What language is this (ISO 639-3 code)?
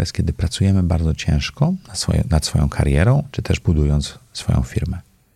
pol